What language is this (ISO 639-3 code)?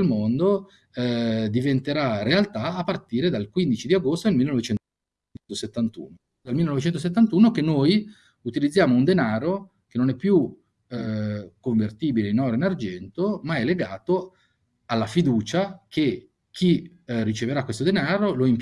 ita